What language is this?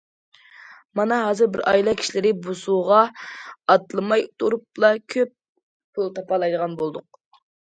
Uyghur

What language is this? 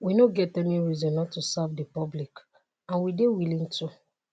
Nigerian Pidgin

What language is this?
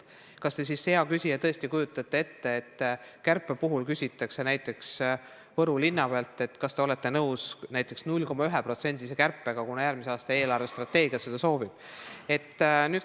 Estonian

